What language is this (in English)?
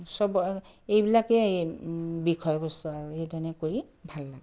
Assamese